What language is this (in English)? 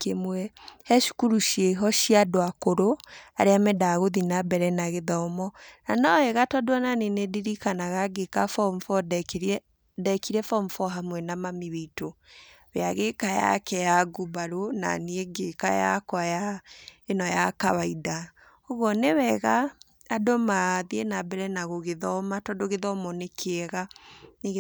Kikuyu